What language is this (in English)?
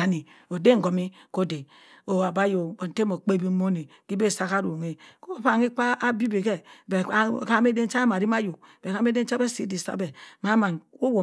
Cross River Mbembe